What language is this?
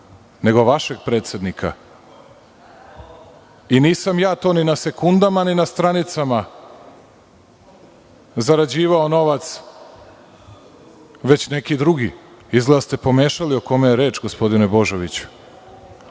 Serbian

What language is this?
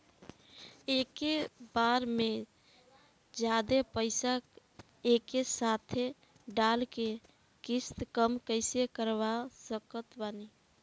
Bhojpuri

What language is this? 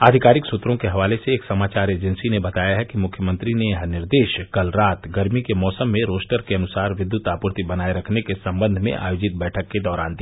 Hindi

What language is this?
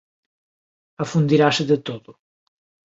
Galician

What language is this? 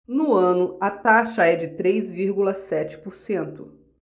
Portuguese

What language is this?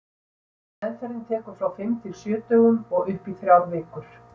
Icelandic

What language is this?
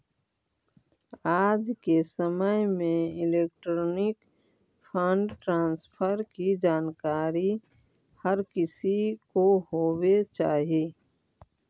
Magahi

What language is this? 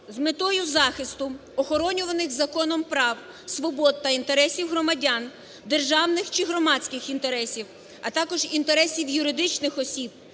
Ukrainian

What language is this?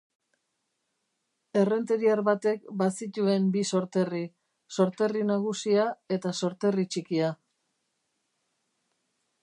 Basque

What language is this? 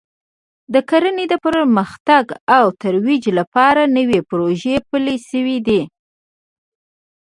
Pashto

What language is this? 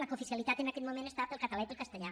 Catalan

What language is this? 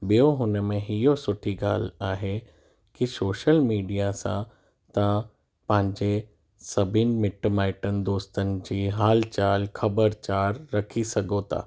Sindhi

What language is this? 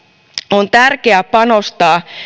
Finnish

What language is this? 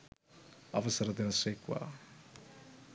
Sinhala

